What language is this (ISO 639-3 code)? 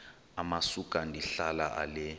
xho